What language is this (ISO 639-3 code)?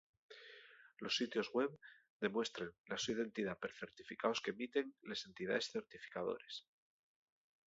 ast